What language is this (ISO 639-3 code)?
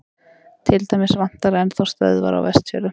isl